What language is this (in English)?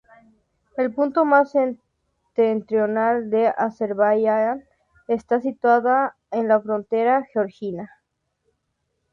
Spanish